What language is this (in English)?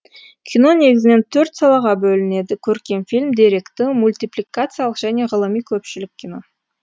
Kazakh